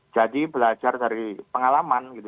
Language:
Indonesian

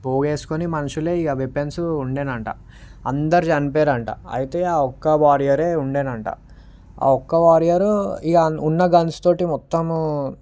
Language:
Telugu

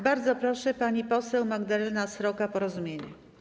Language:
Polish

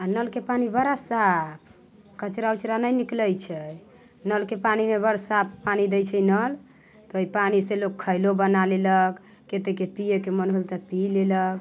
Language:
Maithili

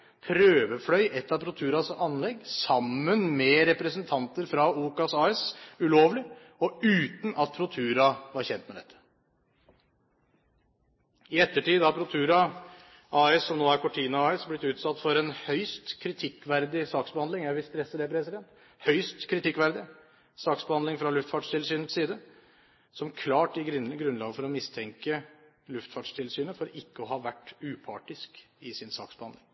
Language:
Norwegian Bokmål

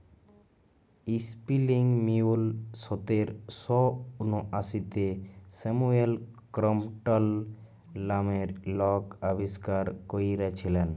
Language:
Bangla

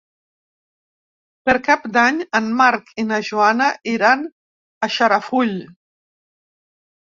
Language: Catalan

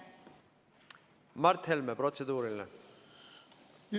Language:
Estonian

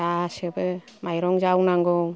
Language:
Bodo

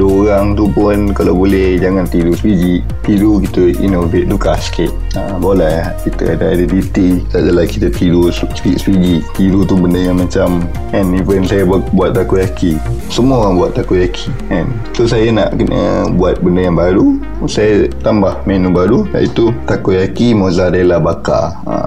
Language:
Malay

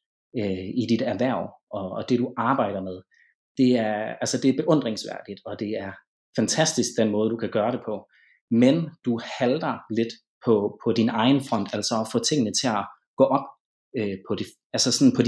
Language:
Danish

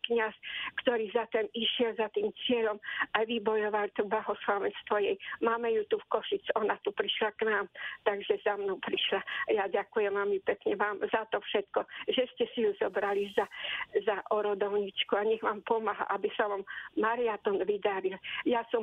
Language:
Slovak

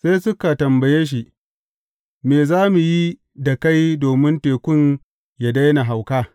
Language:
Hausa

